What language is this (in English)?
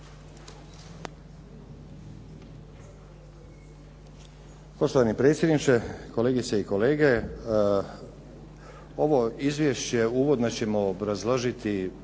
Croatian